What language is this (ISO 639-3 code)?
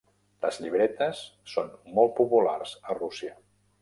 cat